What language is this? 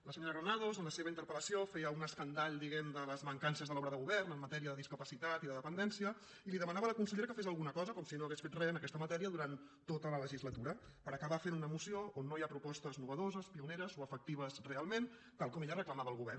Catalan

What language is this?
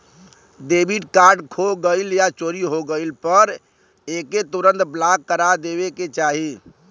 Bhojpuri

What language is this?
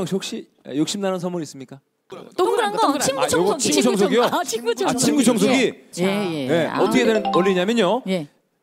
Korean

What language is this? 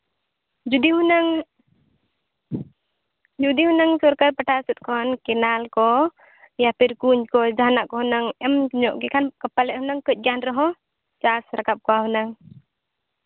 Santali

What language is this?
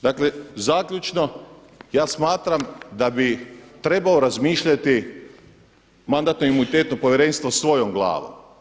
Croatian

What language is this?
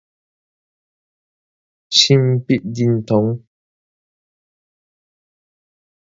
Min Nan Chinese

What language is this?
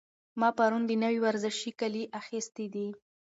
Pashto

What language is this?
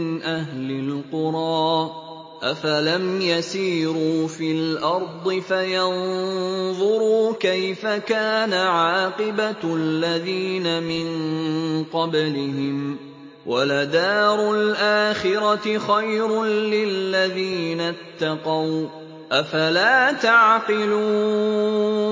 Arabic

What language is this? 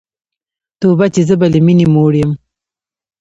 Pashto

